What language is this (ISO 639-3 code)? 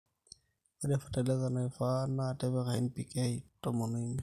mas